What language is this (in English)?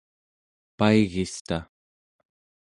Central Yupik